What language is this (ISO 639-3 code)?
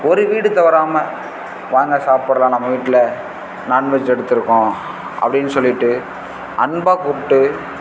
tam